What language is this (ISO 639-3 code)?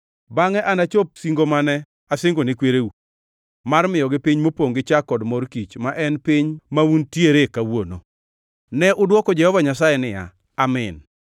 luo